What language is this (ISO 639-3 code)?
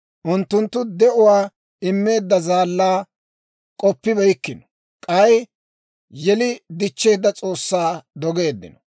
dwr